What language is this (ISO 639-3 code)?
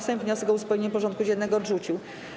pol